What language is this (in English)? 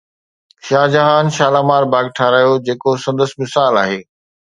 Sindhi